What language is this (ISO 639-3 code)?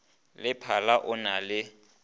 nso